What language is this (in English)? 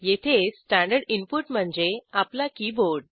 Marathi